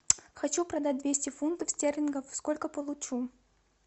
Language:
Russian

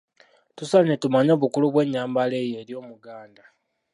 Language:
Ganda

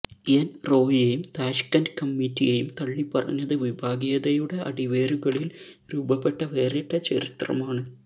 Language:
Malayalam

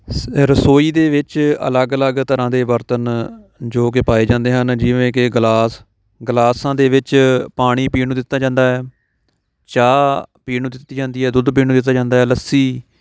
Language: Punjabi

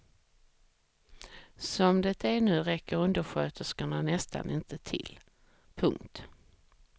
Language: Swedish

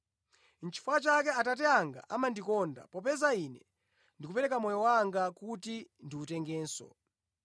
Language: Nyanja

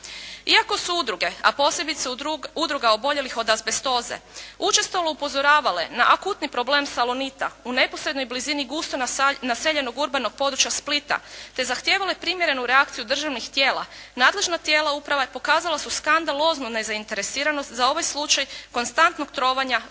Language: Croatian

